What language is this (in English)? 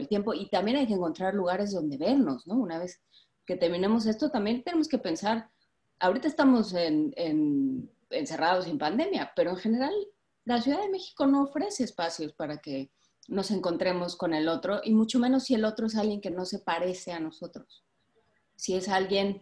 Spanish